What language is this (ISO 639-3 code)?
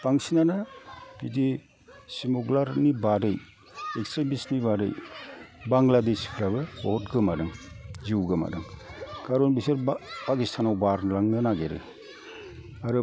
brx